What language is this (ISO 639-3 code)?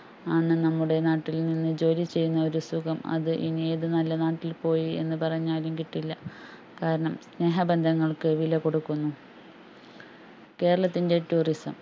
mal